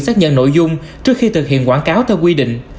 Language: Vietnamese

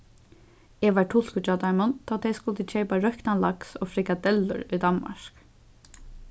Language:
Faroese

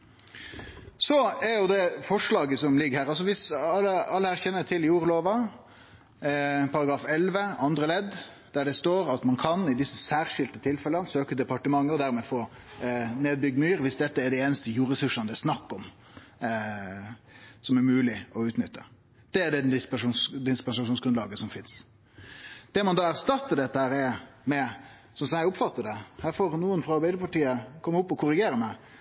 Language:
Norwegian Nynorsk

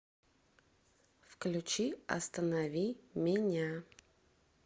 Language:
Russian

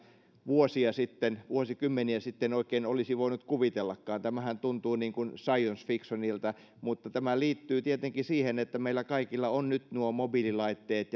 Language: Finnish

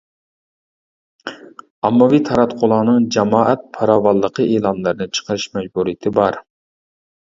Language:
Uyghur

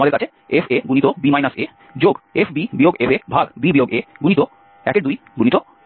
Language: Bangla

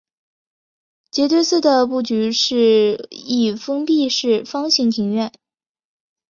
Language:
Chinese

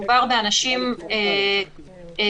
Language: Hebrew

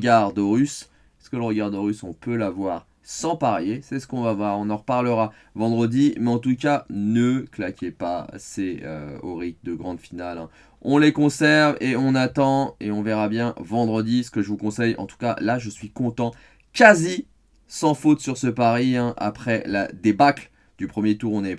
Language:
French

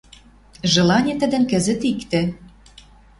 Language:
Western Mari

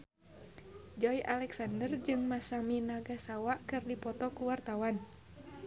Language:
Sundanese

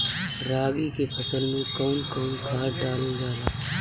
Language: Bhojpuri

